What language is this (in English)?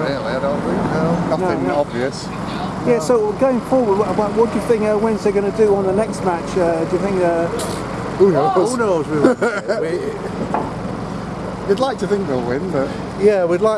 English